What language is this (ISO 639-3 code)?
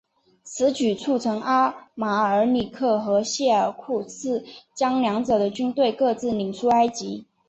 zho